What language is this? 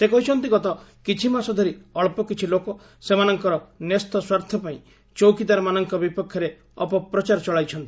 Odia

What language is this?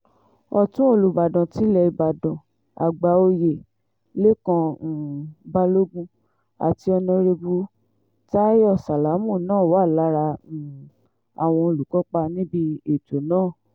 Yoruba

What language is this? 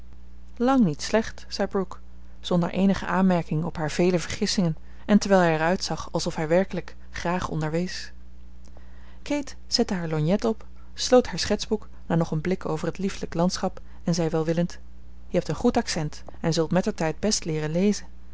Dutch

